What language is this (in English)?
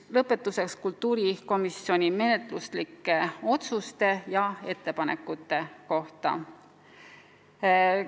Estonian